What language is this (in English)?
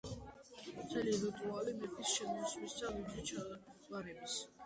Georgian